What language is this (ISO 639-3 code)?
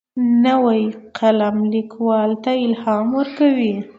pus